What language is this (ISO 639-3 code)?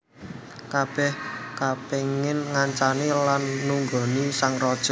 jav